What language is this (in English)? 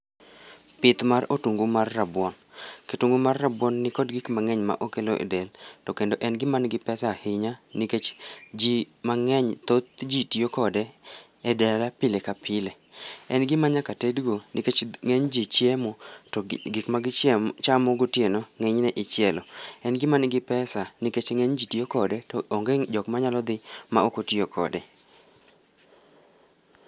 Luo (Kenya and Tanzania)